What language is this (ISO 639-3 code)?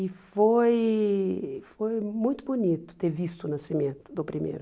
por